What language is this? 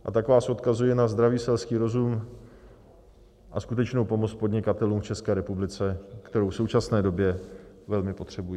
Czech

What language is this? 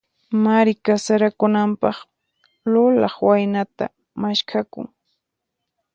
Puno Quechua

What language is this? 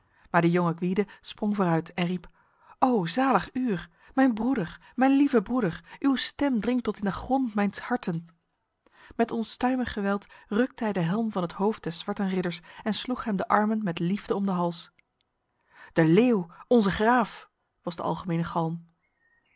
Dutch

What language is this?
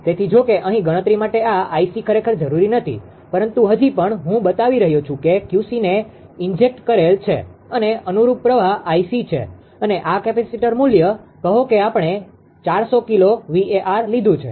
Gujarati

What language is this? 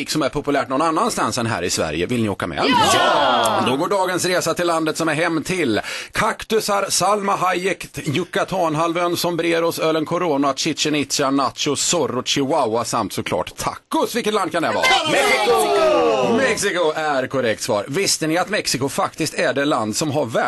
Swedish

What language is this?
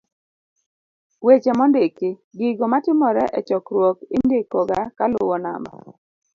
Luo (Kenya and Tanzania)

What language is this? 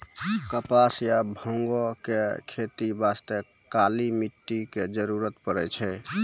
Maithili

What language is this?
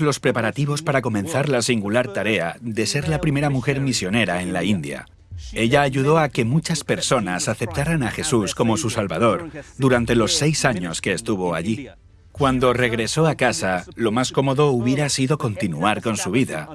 Spanish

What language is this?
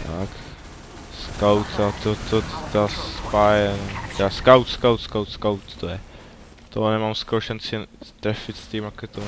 Czech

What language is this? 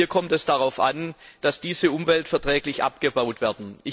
German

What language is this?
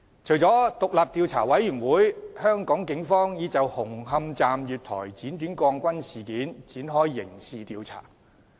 Cantonese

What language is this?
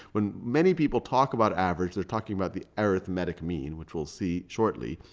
English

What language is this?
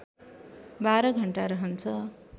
Nepali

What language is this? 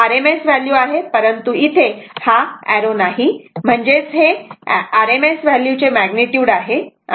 Marathi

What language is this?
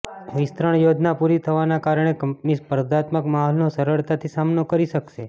Gujarati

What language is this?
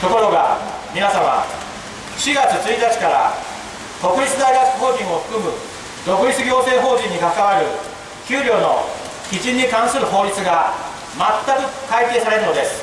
Japanese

